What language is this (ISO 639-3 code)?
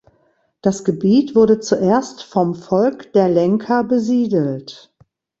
deu